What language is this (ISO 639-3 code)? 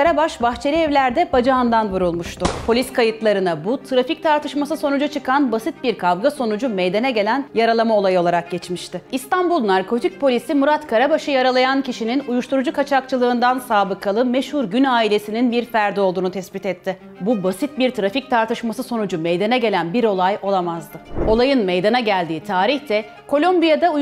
tur